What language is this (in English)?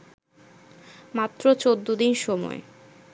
Bangla